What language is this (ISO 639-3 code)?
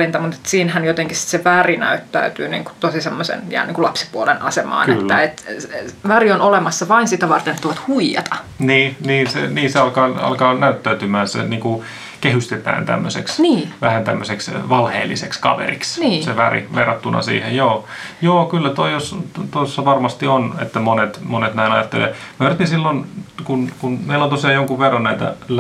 fin